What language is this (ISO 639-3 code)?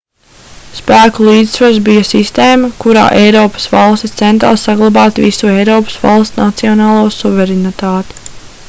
lav